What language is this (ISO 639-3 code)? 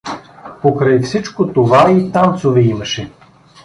bul